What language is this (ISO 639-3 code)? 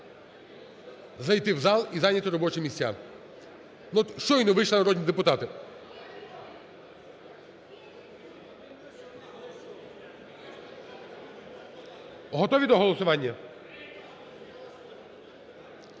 ukr